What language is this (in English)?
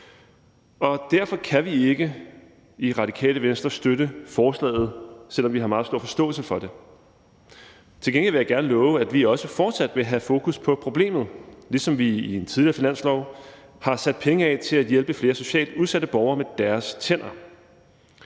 Danish